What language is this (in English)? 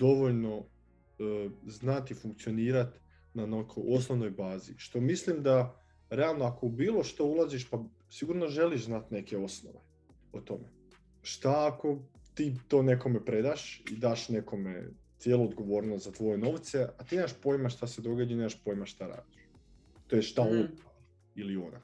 Croatian